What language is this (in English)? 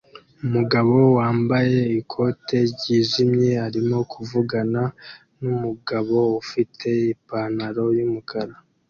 Kinyarwanda